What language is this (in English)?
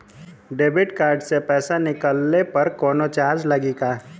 Bhojpuri